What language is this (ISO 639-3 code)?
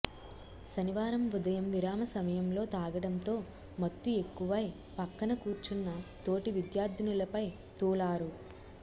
tel